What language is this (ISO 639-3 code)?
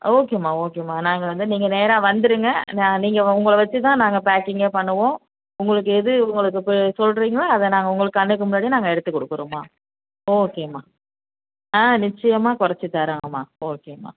tam